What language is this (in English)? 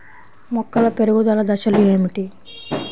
Telugu